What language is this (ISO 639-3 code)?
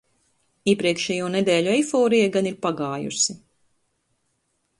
lav